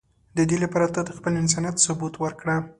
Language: Pashto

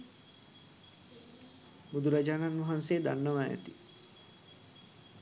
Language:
Sinhala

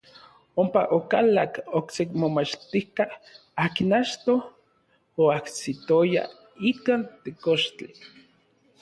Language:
Orizaba Nahuatl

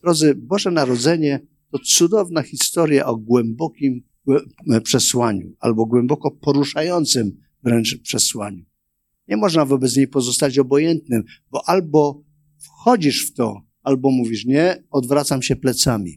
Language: Polish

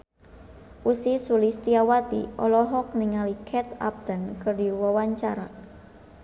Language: Sundanese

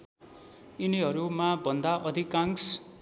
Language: Nepali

